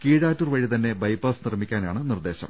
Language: Malayalam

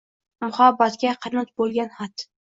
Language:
Uzbek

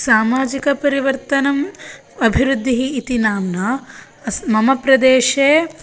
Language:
Sanskrit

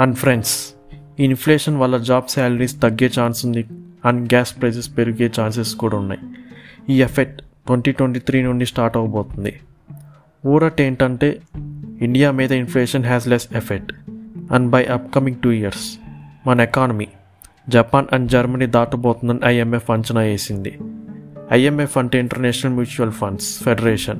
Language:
Telugu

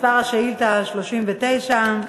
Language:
Hebrew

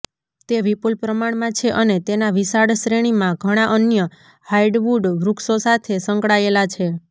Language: Gujarati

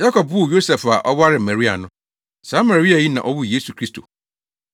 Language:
Akan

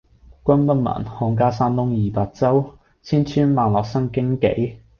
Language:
Cantonese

